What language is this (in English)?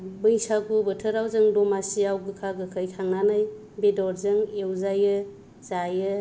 Bodo